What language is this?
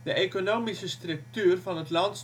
Dutch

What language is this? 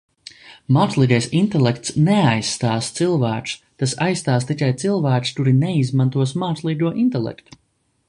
Latvian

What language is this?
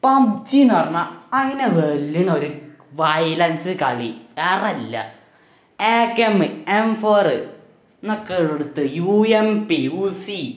Malayalam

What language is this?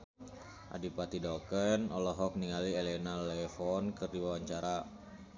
Sundanese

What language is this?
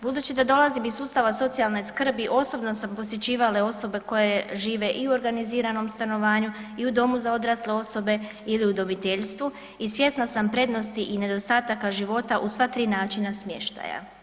Croatian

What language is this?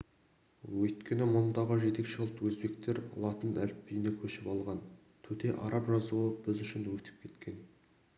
Kazakh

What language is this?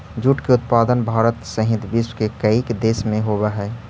Magahi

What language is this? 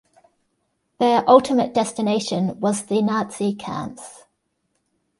English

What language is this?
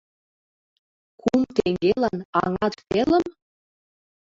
Mari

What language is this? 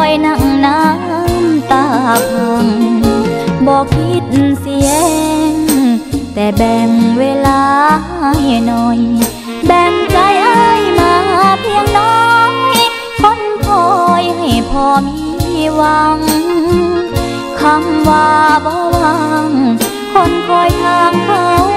Thai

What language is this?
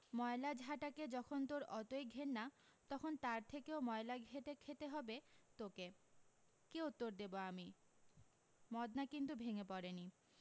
Bangla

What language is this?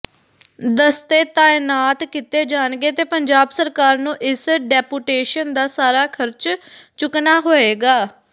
Punjabi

